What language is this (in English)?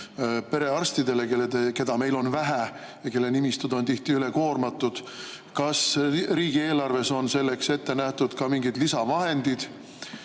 Estonian